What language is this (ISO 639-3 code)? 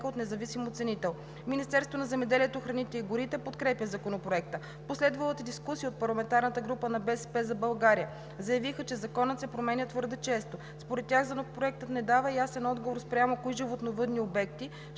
bul